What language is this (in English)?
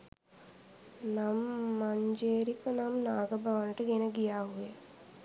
Sinhala